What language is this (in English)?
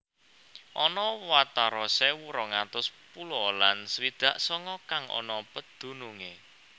Javanese